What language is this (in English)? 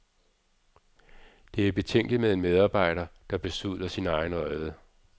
Danish